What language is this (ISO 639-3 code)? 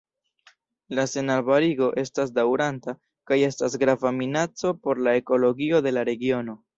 epo